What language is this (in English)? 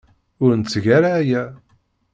Kabyle